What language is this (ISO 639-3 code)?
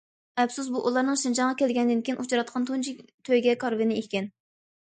uig